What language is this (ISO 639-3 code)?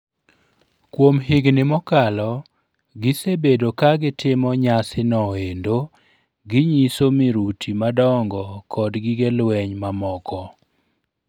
luo